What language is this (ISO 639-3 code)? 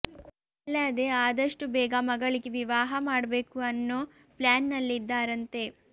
kan